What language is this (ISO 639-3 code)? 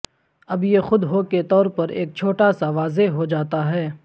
urd